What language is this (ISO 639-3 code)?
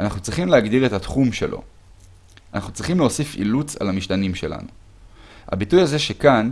heb